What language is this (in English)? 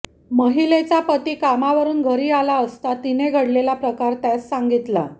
Marathi